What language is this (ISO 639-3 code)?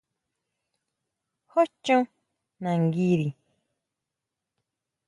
mau